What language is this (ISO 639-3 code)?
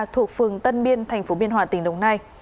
vie